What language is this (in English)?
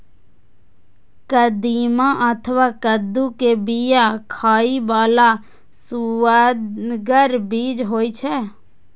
Maithili